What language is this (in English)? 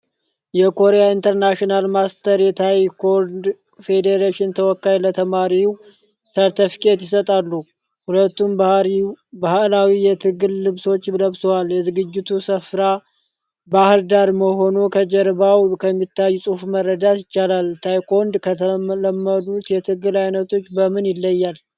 Amharic